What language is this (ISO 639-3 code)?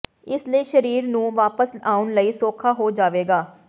pan